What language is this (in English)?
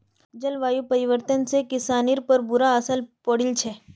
Magahi